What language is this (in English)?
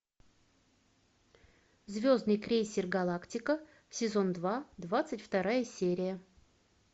Russian